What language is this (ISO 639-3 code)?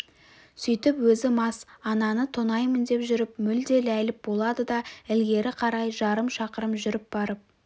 kaz